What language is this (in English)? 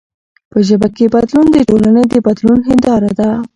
Pashto